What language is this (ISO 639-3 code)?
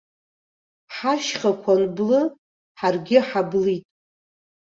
abk